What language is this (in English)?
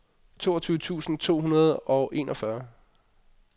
Danish